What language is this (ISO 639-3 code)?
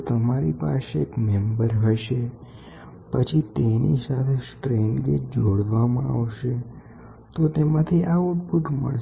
guj